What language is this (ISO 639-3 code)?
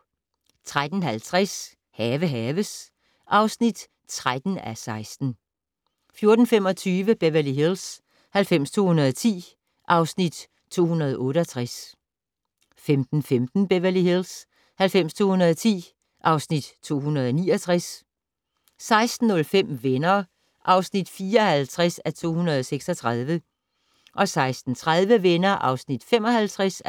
dan